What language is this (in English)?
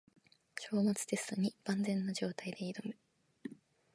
Japanese